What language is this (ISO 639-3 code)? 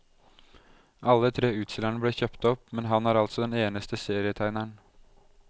nor